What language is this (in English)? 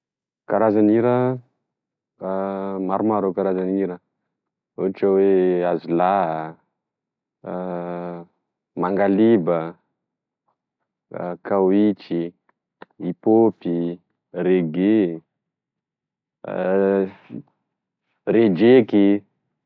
Tesaka Malagasy